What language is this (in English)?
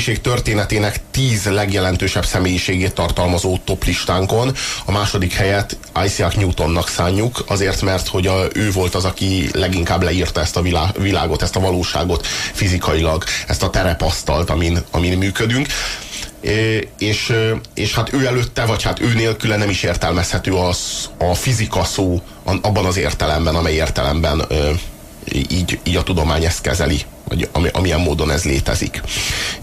Hungarian